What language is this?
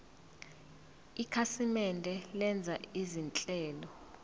Zulu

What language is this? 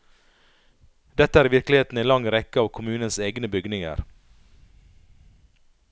Norwegian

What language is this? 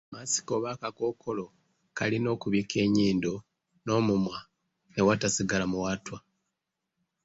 Ganda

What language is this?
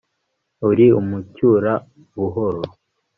Kinyarwanda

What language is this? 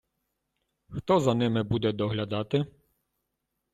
Ukrainian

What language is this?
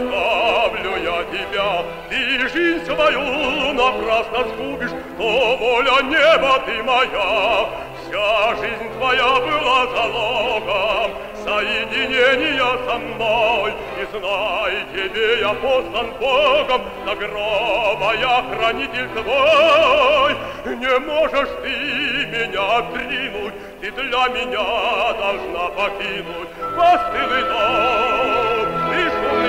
Russian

